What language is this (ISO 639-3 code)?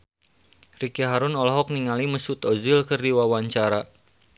sun